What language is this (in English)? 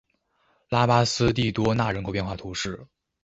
Chinese